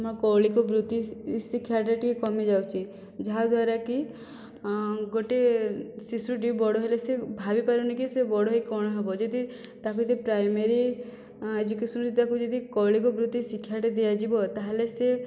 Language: Odia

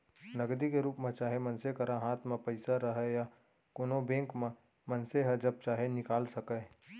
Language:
Chhattisgarhi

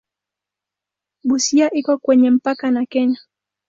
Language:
Swahili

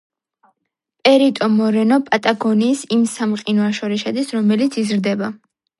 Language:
Georgian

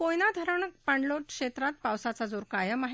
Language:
Marathi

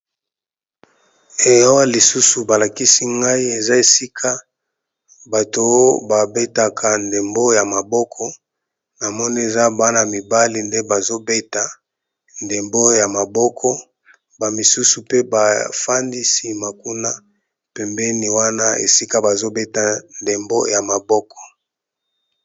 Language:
Lingala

